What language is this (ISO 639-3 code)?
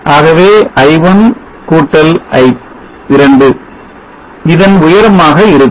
tam